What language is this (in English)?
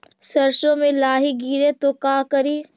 Magahi